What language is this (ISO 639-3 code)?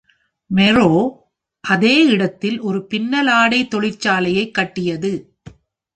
tam